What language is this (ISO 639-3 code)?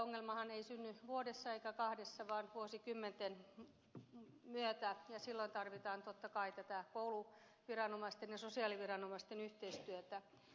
fin